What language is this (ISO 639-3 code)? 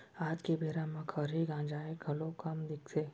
hne